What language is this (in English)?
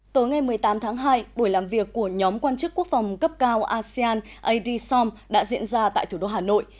Vietnamese